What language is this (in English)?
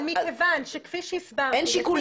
Hebrew